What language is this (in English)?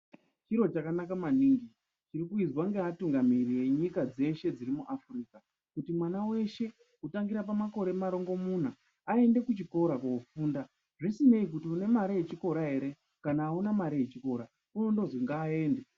Ndau